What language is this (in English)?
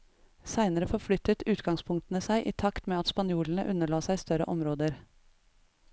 Norwegian